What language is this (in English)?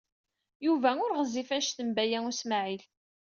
Kabyle